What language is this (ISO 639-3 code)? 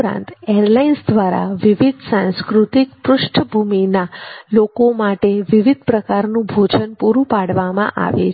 guj